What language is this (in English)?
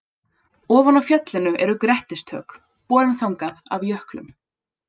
Icelandic